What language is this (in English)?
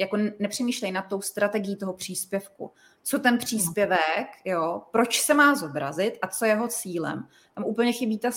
Czech